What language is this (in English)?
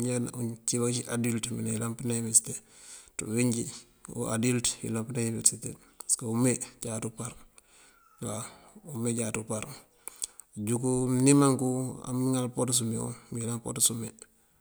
Mandjak